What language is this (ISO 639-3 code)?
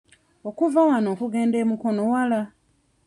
lug